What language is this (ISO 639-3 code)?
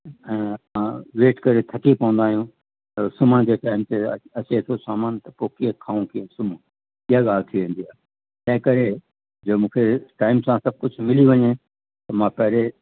snd